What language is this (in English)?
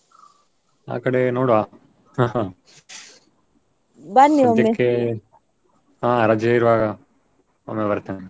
Kannada